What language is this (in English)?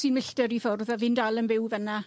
Welsh